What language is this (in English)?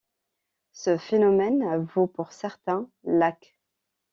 French